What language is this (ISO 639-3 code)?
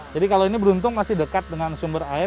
ind